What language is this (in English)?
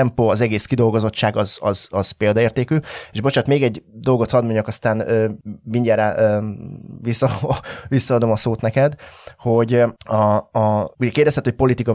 Hungarian